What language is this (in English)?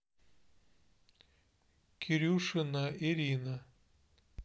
Russian